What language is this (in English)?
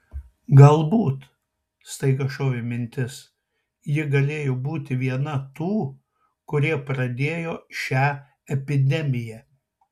Lithuanian